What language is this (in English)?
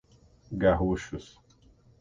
Portuguese